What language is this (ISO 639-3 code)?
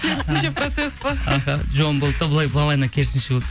kaz